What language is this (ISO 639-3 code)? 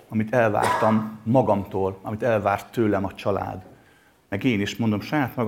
hun